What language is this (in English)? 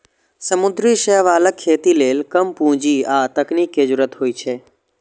Maithili